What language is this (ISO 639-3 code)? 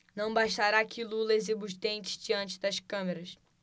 por